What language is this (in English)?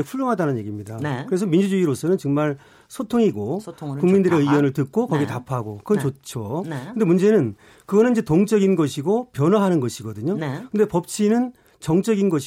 Korean